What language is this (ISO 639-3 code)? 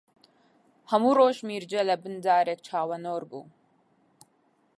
ckb